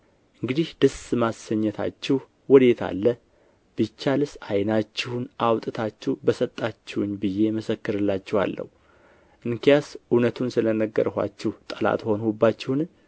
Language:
Amharic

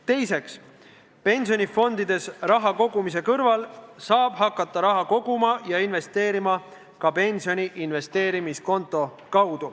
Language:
Estonian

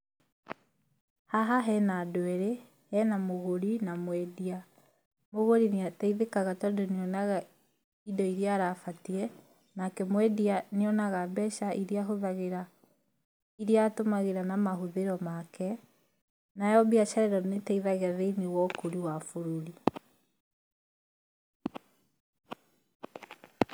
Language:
Kikuyu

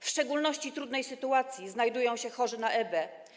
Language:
Polish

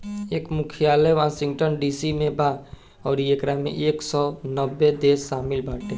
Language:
Bhojpuri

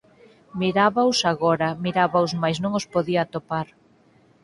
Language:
Galician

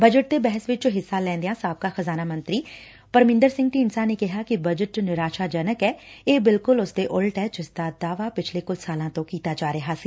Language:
Punjabi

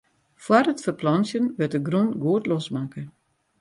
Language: Western Frisian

